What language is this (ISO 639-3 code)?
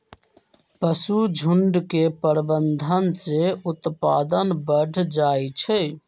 mag